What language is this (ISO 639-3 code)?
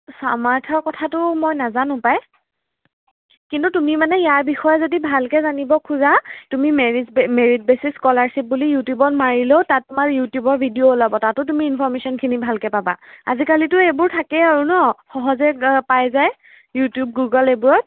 asm